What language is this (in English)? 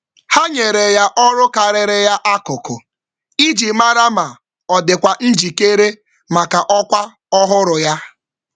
Igbo